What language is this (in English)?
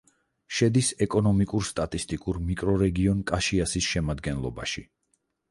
Georgian